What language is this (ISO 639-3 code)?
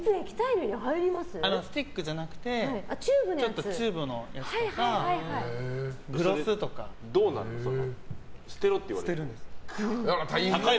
jpn